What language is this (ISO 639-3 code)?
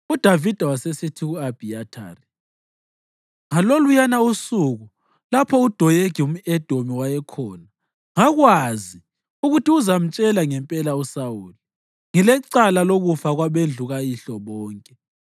nde